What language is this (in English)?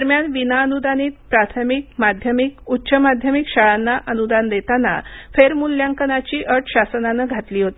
Marathi